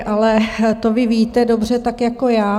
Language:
Czech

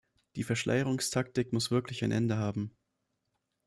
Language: German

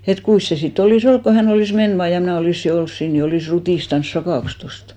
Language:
Finnish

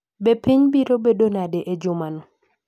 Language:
Luo (Kenya and Tanzania)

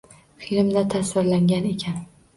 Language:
Uzbek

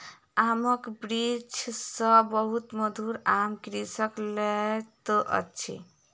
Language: Maithili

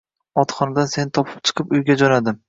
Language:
Uzbek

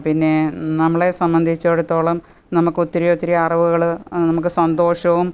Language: Malayalam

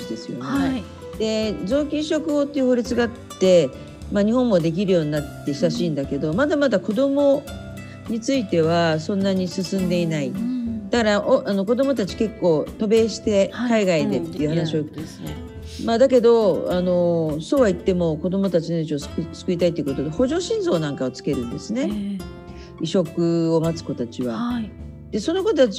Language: Japanese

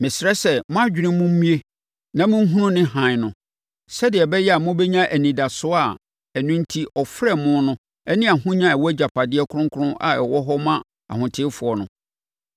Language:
Akan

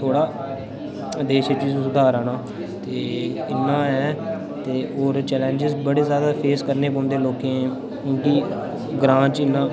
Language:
Dogri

